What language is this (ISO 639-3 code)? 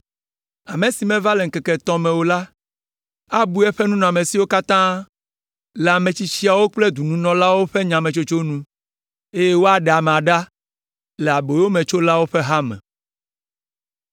ewe